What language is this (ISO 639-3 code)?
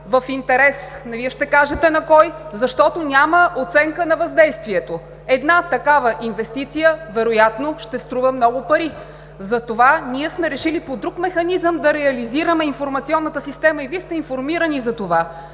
bul